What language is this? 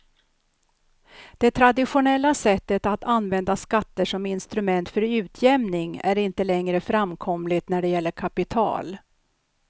Swedish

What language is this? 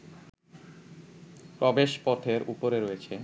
Bangla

